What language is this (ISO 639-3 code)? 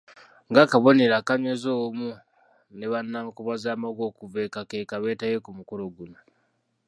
lug